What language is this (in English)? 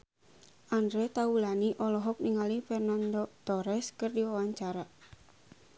Sundanese